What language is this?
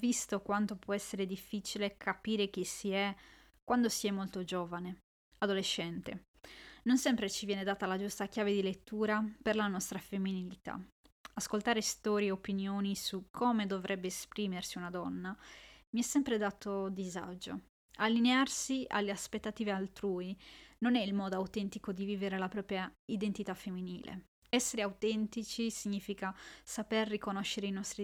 Italian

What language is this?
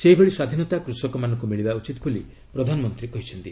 Odia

